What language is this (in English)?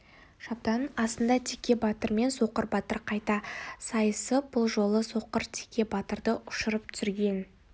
Kazakh